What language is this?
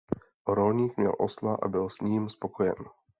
Czech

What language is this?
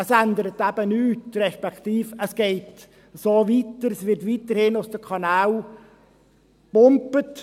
Swiss German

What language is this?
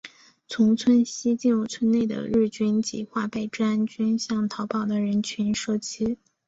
Chinese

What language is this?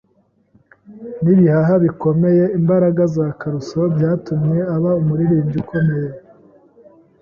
Kinyarwanda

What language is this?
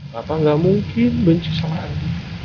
Indonesian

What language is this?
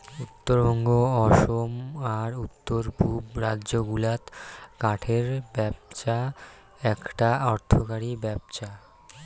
Bangla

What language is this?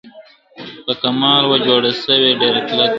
Pashto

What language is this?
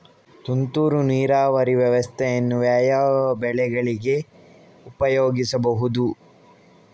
Kannada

